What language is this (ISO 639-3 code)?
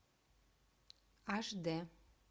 rus